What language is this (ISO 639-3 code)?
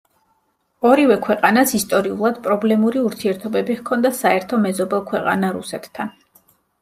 kat